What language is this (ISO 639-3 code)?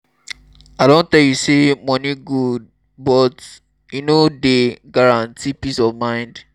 pcm